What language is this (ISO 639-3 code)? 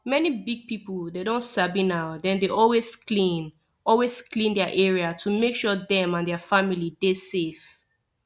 pcm